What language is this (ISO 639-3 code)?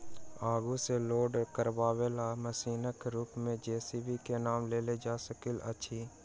mai